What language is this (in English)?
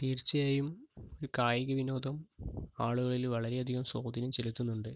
Malayalam